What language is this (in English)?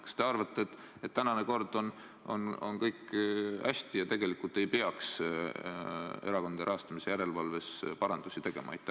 Estonian